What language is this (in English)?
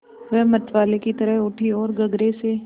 Hindi